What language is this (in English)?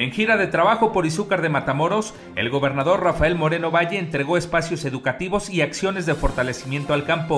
Spanish